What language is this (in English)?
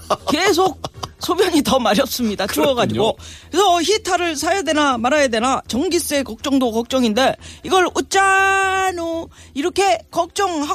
Korean